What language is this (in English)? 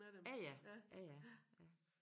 Danish